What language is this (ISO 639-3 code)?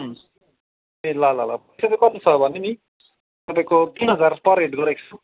nep